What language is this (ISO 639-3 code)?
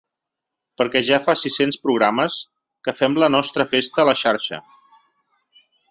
cat